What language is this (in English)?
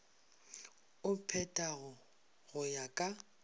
Northern Sotho